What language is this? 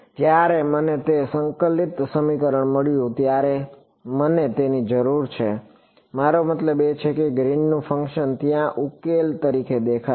Gujarati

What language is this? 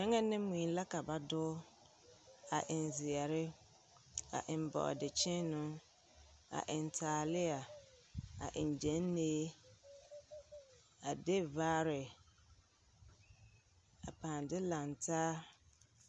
Southern Dagaare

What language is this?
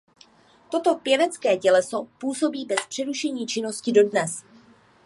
Czech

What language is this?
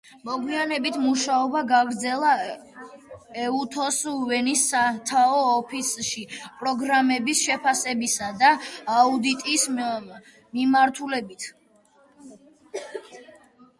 Georgian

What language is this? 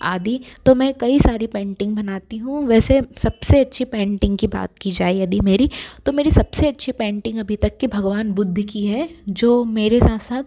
Hindi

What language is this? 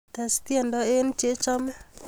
Kalenjin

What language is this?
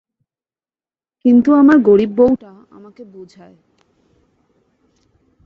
Bangla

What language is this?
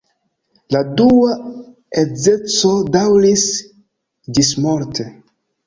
Esperanto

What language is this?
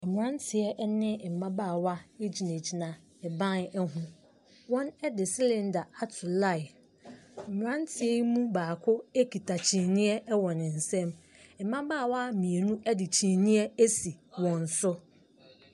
Akan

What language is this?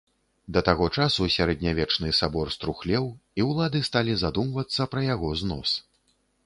Belarusian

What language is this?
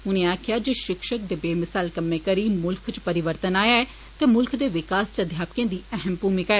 Dogri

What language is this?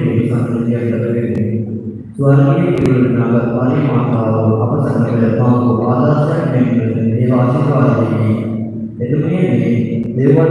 Indonesian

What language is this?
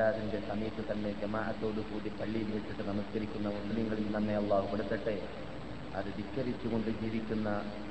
Malayalam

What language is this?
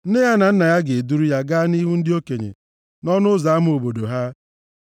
Igbo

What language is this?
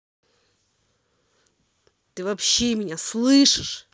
Russian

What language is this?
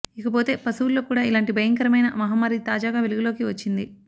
Telugu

